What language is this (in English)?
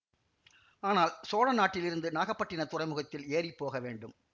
Tamil